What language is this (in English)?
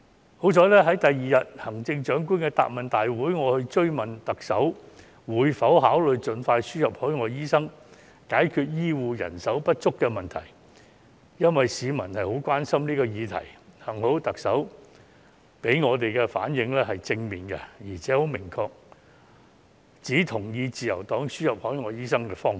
Cantonese